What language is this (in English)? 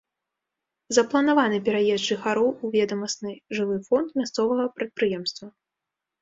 Belarusian